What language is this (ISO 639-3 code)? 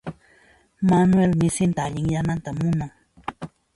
qxp